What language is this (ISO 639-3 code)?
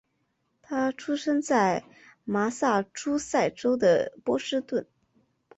zho